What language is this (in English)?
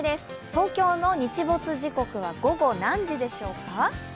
Japanese